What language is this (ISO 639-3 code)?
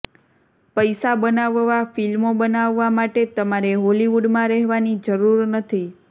guj